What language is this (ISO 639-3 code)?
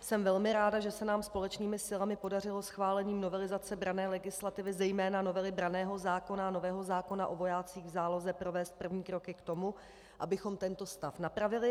ces